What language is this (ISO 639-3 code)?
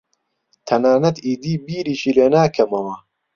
ckb